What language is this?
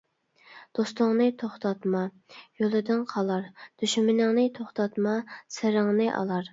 Uyghur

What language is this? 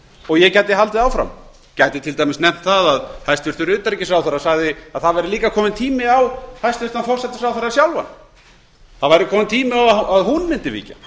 Icelandic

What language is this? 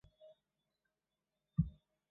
Chinese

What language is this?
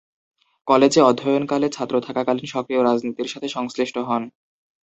Bangla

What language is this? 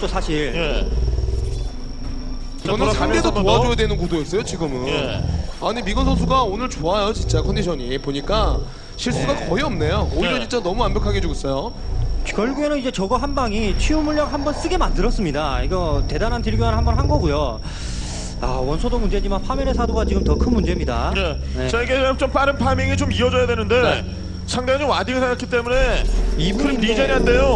Korean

